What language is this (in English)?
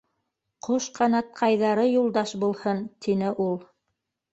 Bashkir